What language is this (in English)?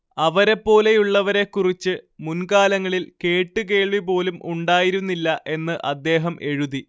Malayalam